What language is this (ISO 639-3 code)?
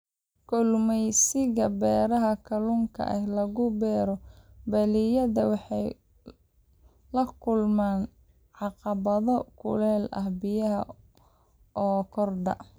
som